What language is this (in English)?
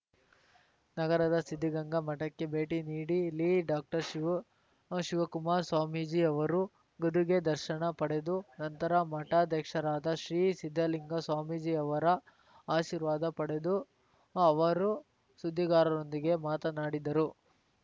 Kannada